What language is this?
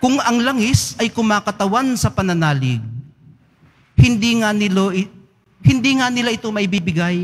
Filipino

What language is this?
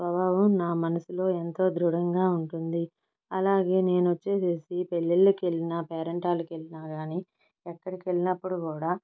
Telugu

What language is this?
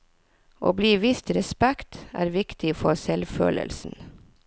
Norwegian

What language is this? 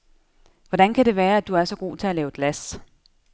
Danish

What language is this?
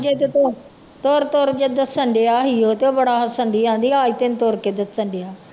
Punjabi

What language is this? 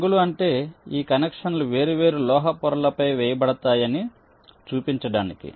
Telugu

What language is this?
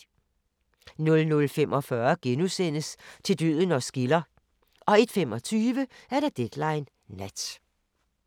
Danish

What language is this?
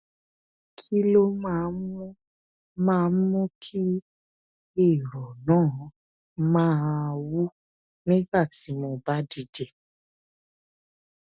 Yoruba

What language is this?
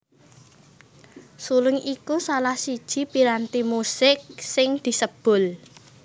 Javanese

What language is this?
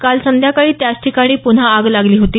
Marathi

